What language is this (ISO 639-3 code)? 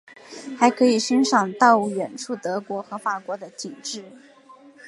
zho